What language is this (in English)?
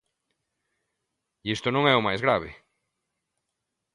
Galician